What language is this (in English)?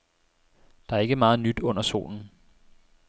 Danish